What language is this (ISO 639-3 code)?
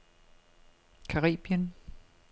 dan